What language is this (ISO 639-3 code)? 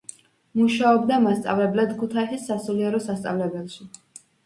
kat